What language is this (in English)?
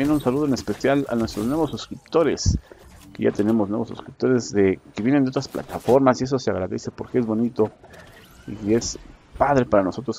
Spanish